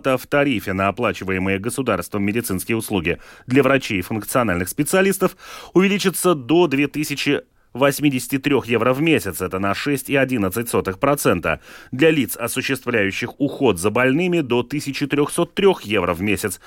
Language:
Russian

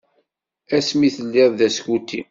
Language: Kabyle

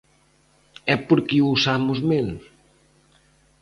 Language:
Galician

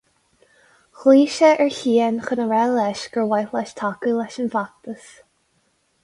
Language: Irish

